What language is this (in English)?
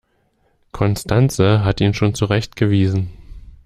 German